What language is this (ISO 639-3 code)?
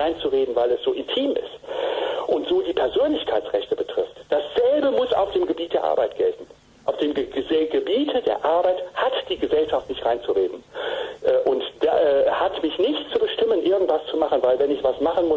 deu